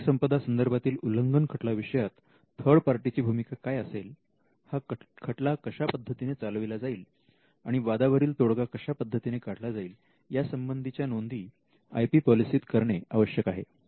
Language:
Marathi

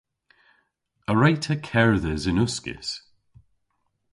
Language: Cornish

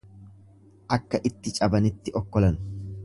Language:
Oromo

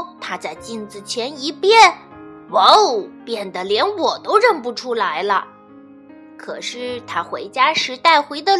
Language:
Chinese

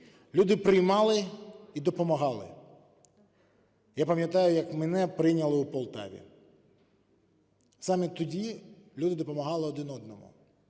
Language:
Ukrainian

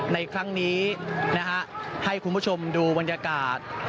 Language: Thai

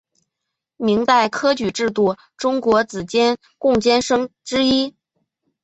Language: Chinese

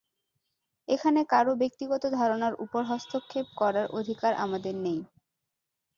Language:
Bangla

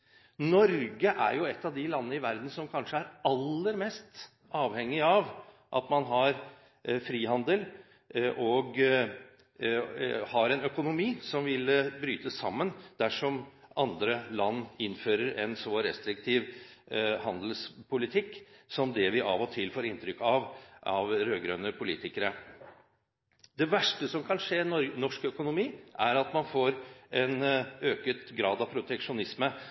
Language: Norwegian Bokmål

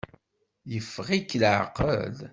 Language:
Kabyle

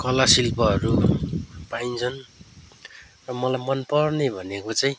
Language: Nepali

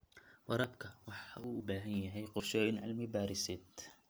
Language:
Somali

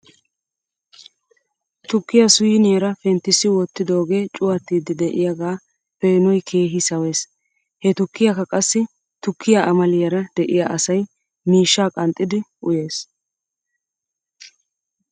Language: Wolaytta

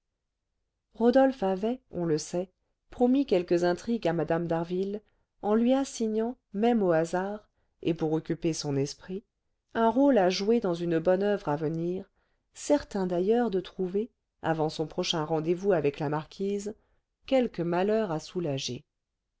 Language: French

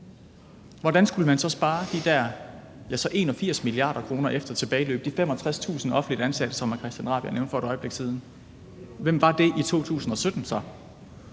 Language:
Danish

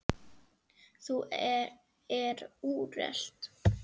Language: Icelandic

